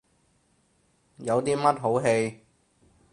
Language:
Cantonese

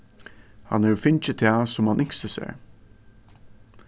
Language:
Faroese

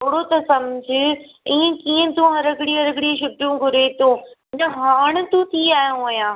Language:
Sindhi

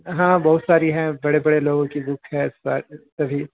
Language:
Urdu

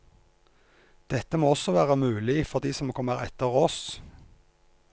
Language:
Norwegian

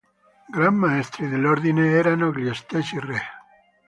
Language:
Italian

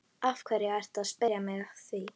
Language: Icelandic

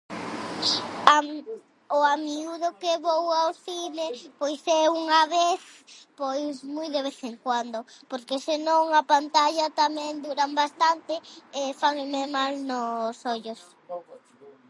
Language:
Galician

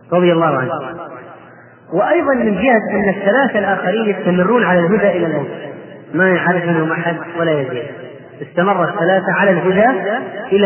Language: Arabic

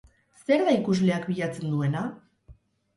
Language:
Basque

